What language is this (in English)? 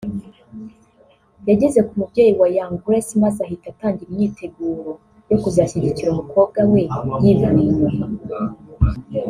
Kinyarwanda